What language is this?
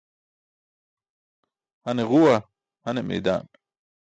Burushaski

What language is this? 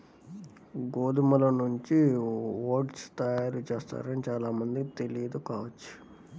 Telugu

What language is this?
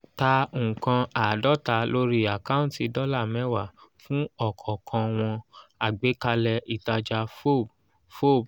Yoruba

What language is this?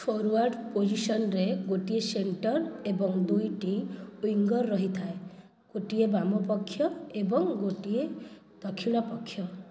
Odia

